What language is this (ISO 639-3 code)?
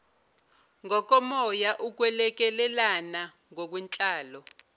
zul